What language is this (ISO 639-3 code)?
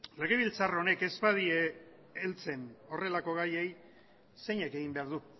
eus